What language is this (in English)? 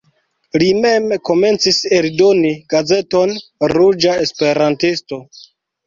Esperanto